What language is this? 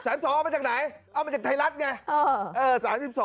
Thai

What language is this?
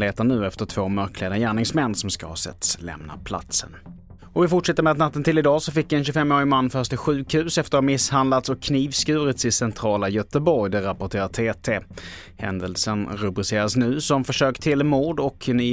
Swedish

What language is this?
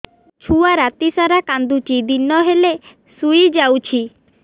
Odia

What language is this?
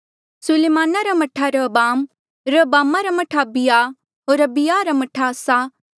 Mandeali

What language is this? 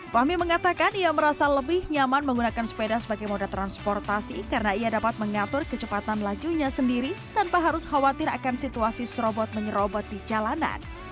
Indonesian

